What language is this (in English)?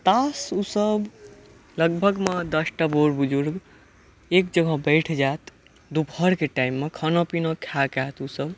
Maithili